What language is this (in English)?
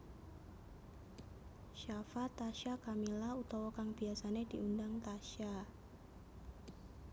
Javanese